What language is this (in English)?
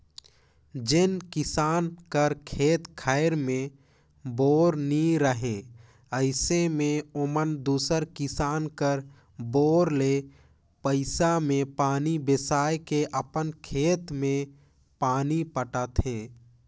Chhattisgarhi